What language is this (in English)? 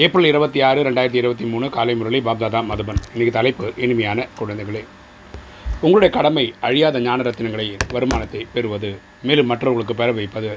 Tamil